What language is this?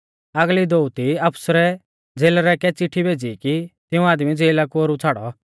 Mahasu Pahari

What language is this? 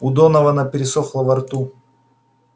Russian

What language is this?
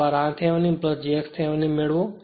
Gujarati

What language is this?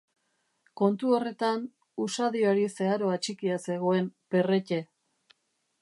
Basque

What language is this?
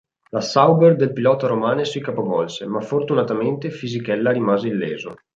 Italian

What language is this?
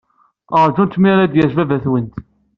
Kabyle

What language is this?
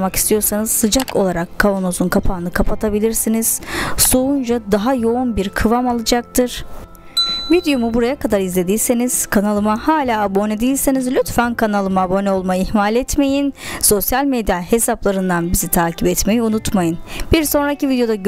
Turkish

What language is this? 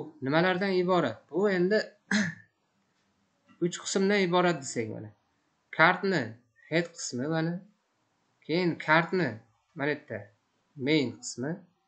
Turkish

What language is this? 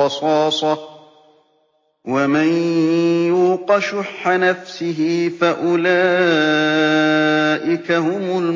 Arabic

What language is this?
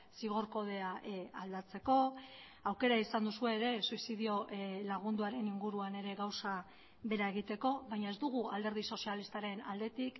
Basque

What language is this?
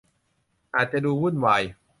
Thai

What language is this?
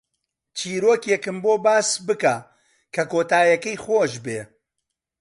Central Kurdish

